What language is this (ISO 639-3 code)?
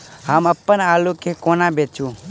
mai